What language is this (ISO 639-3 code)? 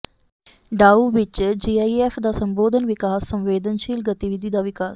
pan